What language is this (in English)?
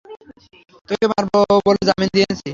Bangla